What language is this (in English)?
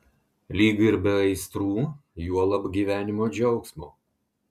Lithuanian